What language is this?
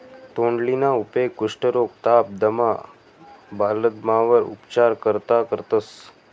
Marathi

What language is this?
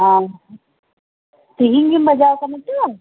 Santali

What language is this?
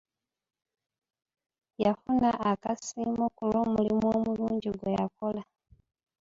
Ganda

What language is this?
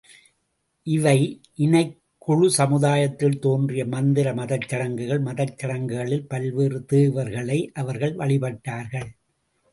Tamil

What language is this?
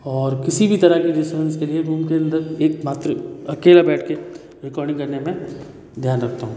Hindi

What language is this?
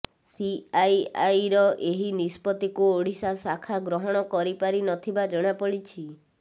Odia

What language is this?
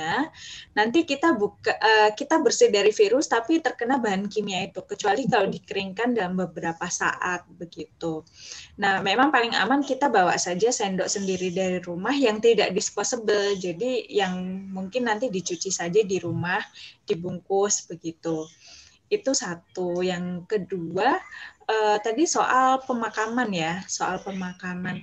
Indonesian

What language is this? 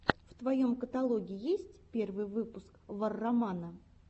Russian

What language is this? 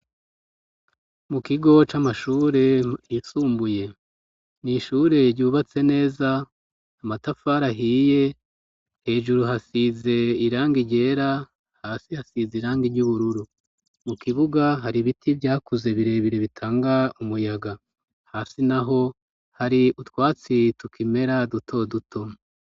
Rundi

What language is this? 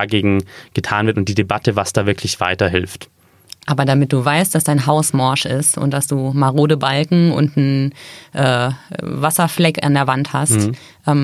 German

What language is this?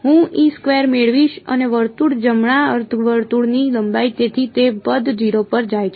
Gujarati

